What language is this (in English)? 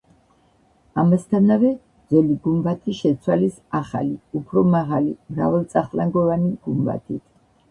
Georgian